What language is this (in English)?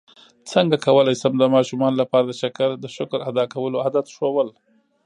Pashto